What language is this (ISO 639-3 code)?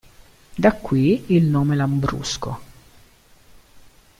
ita